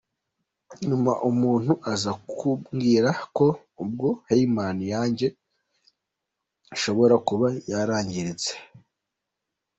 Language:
Kinyarwanda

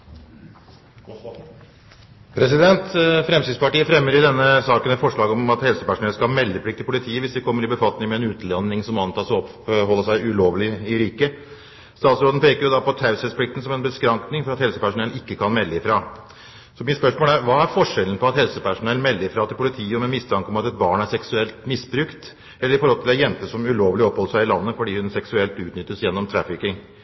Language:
Norwegian Bokmål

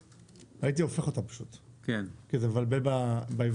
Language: Hebrew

